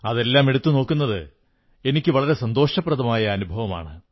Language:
Malayalam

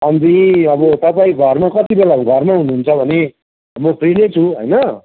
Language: Nepali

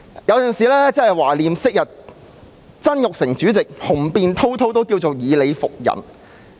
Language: Cantonese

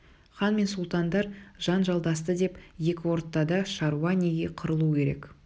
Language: Kazakh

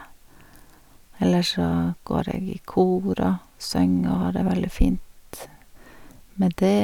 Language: Norwegian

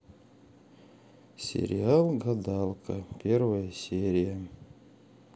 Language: Russian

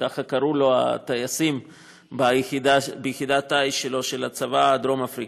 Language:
Hebrew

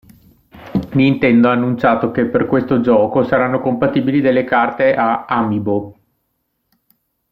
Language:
Italian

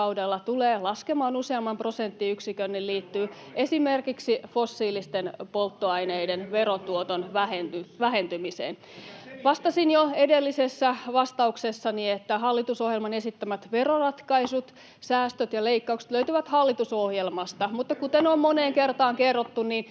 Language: Finnish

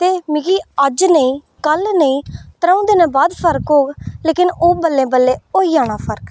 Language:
Dogri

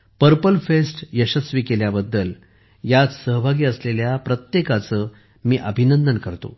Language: Marathi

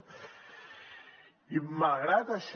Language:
Catalan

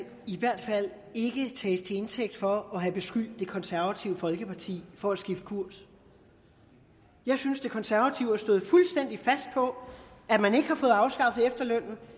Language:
Danish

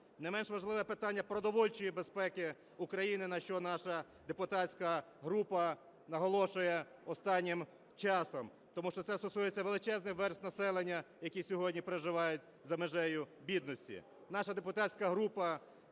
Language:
Ukrainian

